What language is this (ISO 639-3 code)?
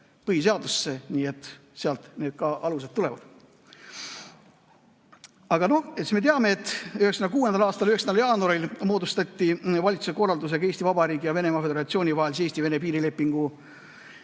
est